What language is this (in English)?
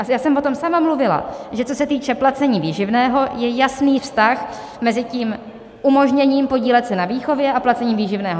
Czech